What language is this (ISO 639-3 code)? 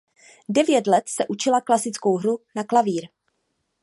ces